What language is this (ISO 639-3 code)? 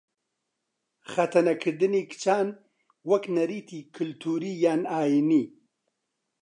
ckb